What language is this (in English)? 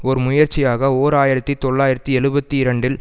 Tamil